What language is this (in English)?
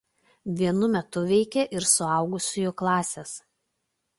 Lithuanian